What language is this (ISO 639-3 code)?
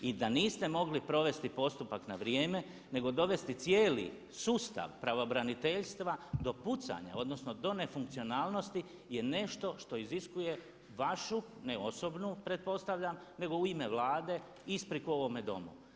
hrv